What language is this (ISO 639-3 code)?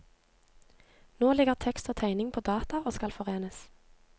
nor